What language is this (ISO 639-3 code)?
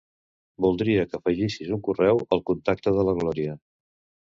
cat